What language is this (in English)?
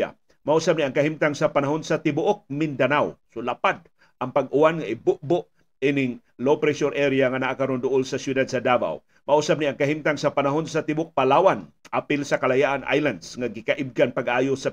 Filipino